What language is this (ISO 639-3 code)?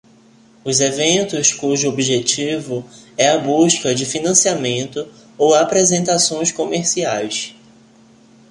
por